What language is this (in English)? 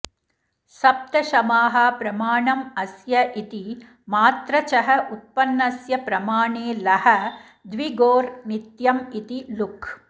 Sanskrit